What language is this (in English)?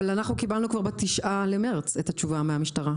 Hebrew